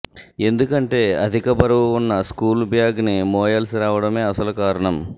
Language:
Telugu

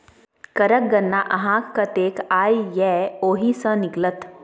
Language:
Maithili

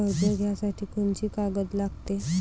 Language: Marathi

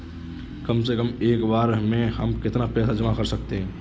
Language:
Hindi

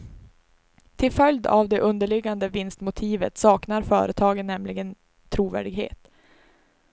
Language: Swedish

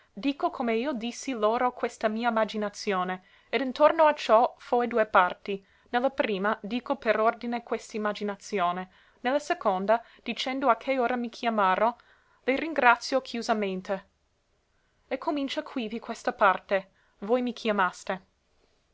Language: Italian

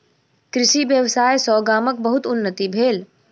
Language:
Maithili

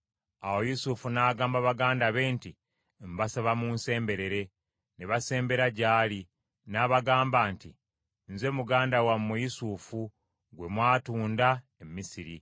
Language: Ganda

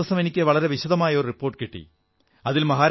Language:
Malayalam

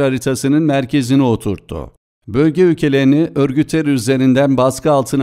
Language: Turkish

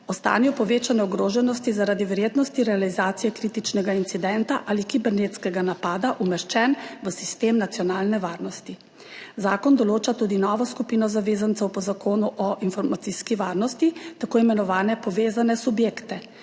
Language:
Slovenian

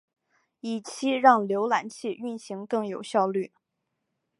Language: Chinese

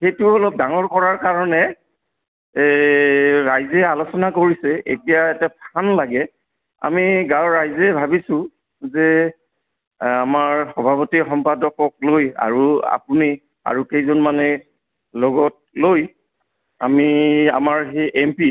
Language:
Assamese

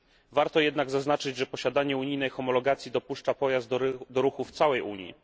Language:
Polish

